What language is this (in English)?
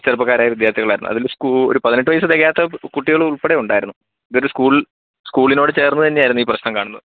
Malayalam